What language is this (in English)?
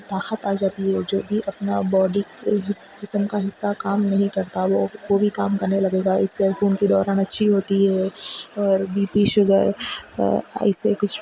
Urdu